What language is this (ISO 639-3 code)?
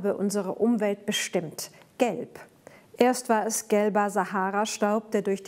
deu